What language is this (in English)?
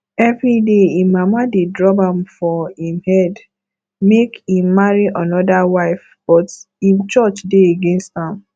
Nigerian Pidgin